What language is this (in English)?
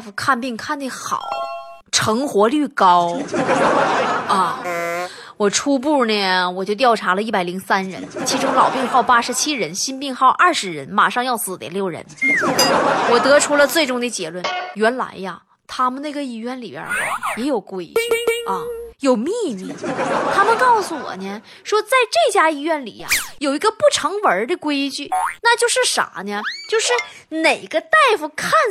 Chinese